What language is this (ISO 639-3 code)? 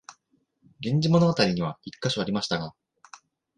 jpn